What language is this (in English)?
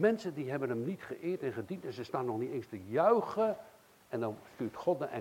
Dutch